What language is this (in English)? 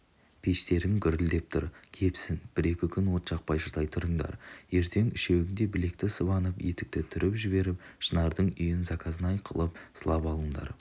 Kazakh